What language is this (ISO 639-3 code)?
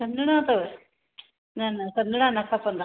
snd